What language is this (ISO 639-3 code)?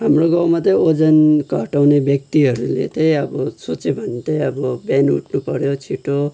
nep